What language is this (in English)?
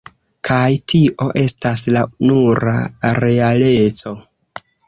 Esperanto